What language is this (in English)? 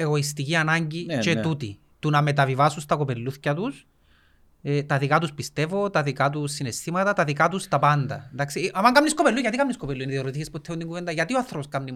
Greek